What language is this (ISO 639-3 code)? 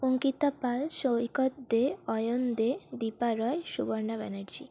ben